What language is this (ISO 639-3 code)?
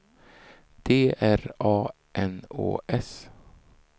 swe